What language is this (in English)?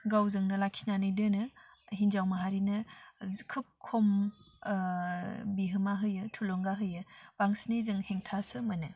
Bodo